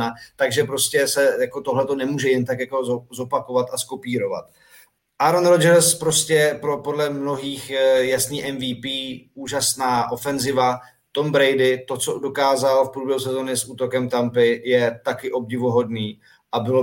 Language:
Czech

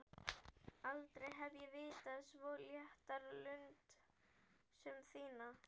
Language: Icelandic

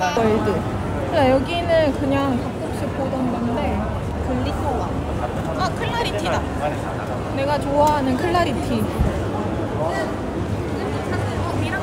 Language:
Korean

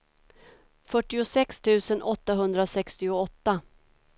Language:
Swedish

